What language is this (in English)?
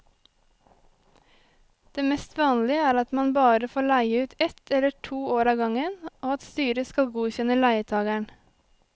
Norwegian